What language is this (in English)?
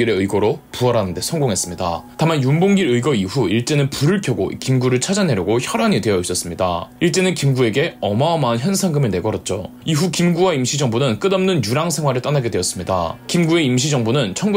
Korean